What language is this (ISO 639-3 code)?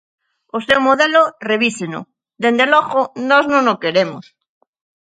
glg